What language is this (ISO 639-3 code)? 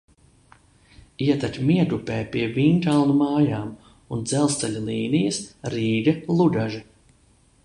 lav